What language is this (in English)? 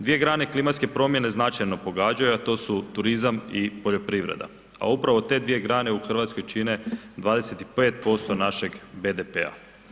Croatian